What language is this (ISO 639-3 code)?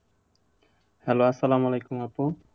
ben